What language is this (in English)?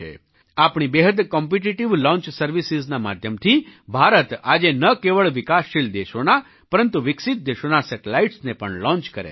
Gujarati